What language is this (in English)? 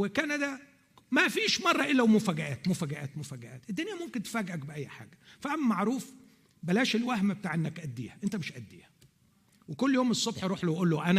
Arabic